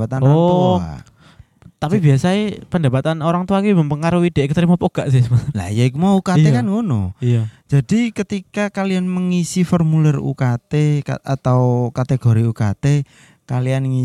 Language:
Indonesian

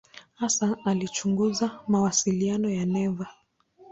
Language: Swahili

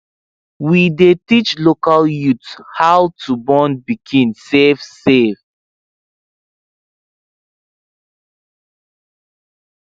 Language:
Nigerian Pidgin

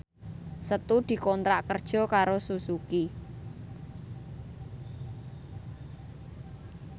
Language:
Javanese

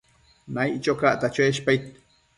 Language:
Matsés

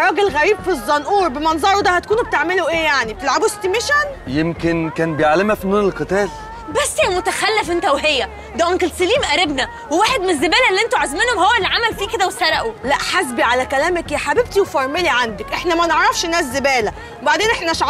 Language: Arabic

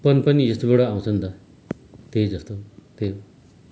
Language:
Nepali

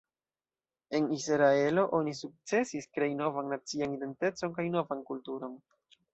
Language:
Esperanto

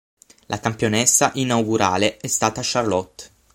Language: Italian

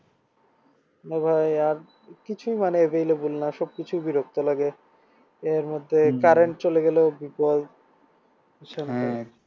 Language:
Bangla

